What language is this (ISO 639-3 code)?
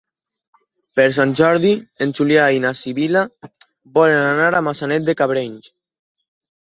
cat